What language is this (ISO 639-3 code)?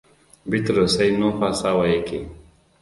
hau